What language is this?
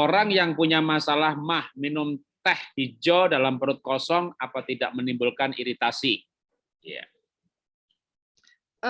Indonesian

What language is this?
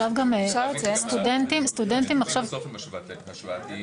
Hebrew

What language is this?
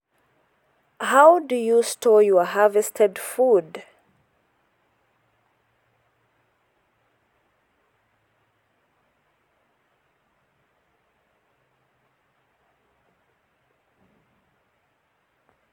Masai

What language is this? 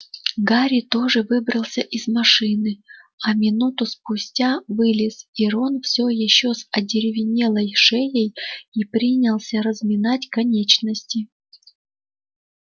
Russian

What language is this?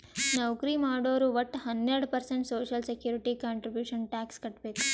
Kannada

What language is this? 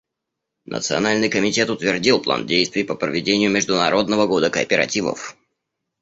Russian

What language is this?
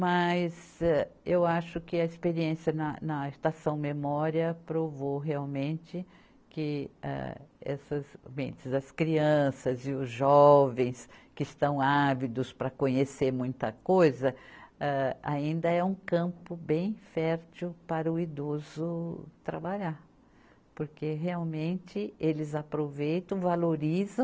Portuguese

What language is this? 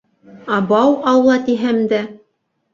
Bashkir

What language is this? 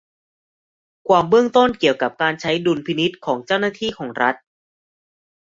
Thai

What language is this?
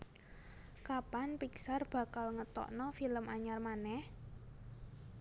Javanese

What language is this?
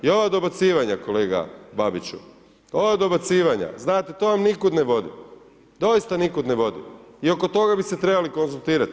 Croatian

